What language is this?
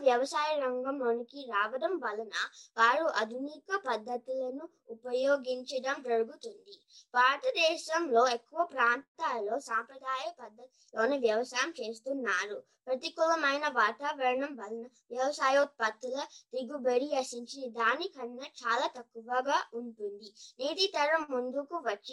Telugu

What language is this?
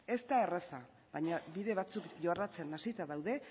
Basque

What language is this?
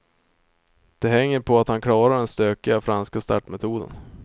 Swedish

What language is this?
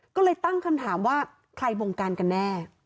Thai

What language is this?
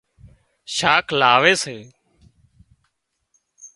Wadiyara Koli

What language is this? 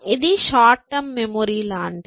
Telugu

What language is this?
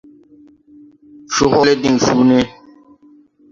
Tupuri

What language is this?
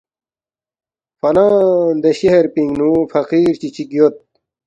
Balti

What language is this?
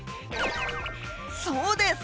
Japanese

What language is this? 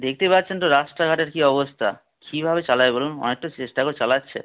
Bangla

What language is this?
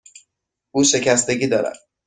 Persian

